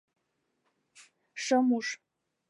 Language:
Mari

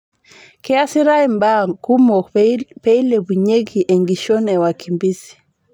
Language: Masai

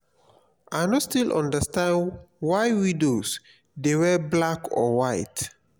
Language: Nigerian Pidgin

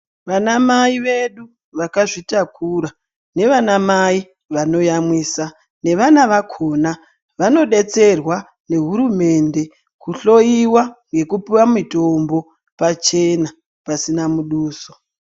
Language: Ndau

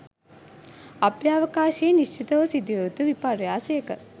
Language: Sinhala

